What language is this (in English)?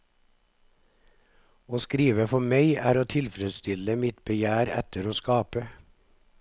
Norwegian